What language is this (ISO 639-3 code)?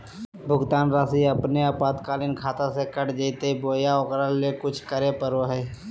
mag